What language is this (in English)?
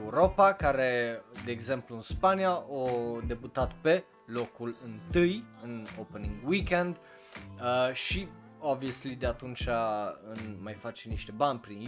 Romanian